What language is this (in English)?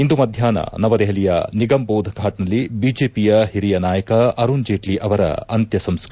Kannada